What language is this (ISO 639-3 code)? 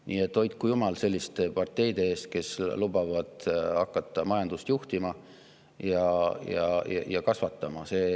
est